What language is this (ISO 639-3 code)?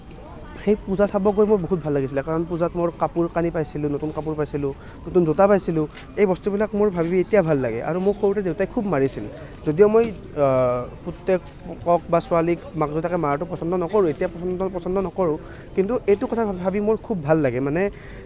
asm